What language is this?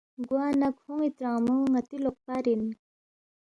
Balti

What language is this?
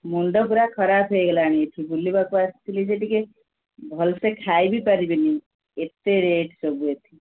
Odia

